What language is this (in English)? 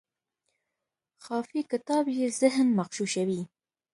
Pashto